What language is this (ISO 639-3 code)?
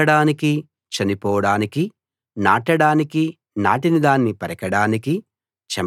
tel